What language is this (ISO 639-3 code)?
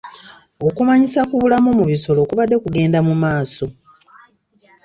lug